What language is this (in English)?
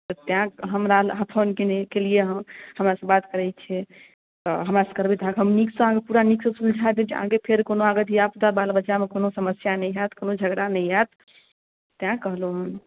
Maithili